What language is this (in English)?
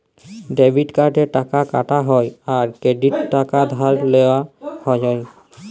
Bangla